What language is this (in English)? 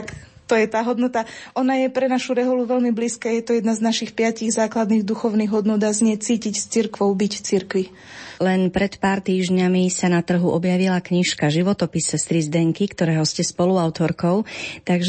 Slovak